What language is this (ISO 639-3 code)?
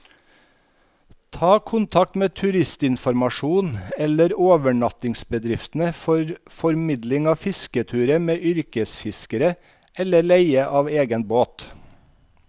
nor